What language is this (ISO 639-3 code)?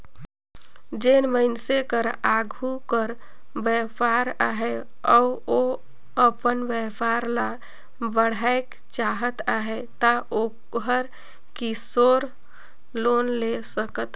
hne